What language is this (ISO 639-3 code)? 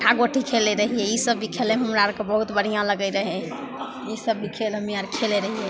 mai